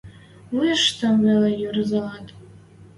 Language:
Western Mari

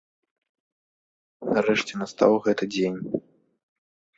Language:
Belarusian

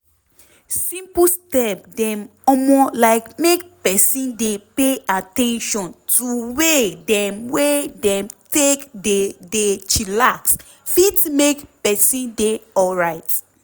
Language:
Nigerian Pidgin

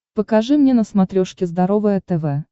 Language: Russian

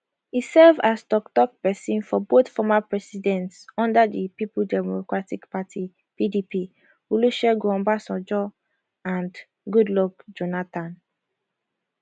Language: Nigerian Pidgin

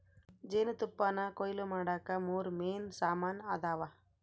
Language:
Kannada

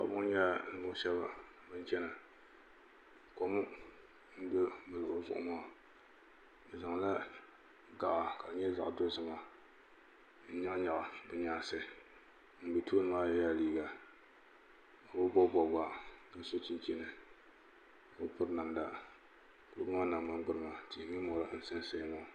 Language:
Dagbani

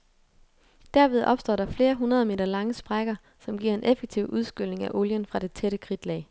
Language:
Danish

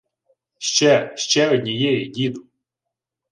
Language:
Ukrainian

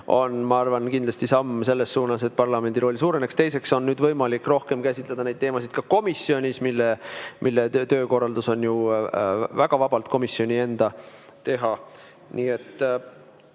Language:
Estonian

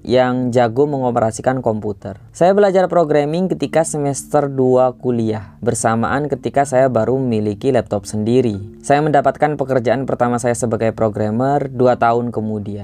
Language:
Indonesian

